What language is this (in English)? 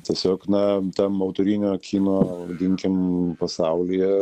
Lithuanian